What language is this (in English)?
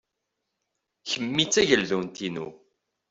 Kabyle